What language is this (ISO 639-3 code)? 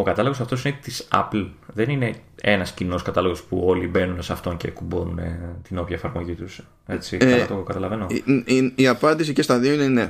ell